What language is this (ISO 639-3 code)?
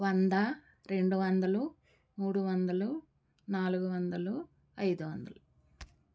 tel